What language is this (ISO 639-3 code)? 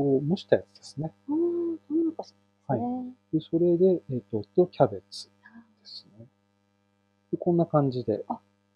jpn